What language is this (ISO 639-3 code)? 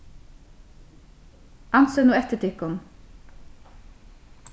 fao